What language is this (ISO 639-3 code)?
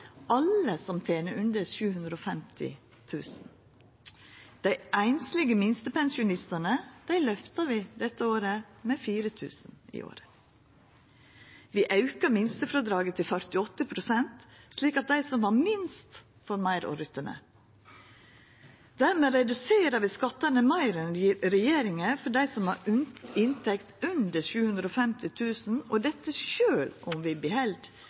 nno